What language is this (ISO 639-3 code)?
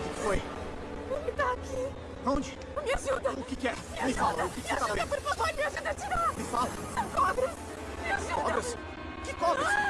por